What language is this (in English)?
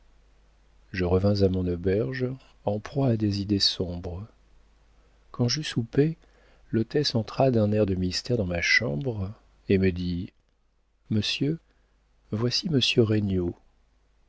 French